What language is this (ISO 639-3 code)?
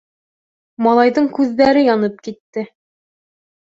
bak